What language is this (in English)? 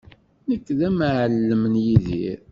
Kabyle